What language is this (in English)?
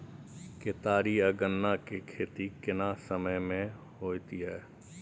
Maithili